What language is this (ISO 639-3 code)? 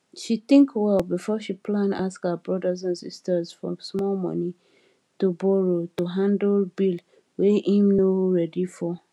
pcm